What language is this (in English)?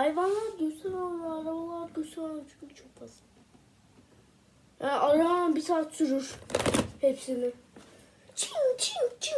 Turkish